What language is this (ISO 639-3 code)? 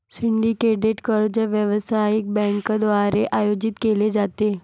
mar